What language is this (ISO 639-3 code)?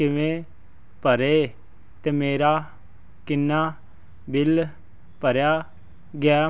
pan